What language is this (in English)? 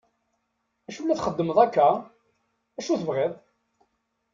Kabyle